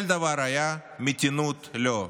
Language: Hebrew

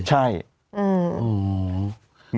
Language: Thai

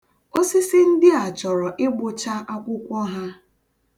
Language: Igbo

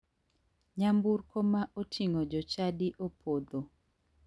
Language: Luo (Kenya and Tanzania)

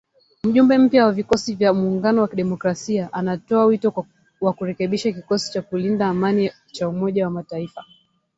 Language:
Swahili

